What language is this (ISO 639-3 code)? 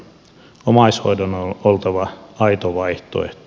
fin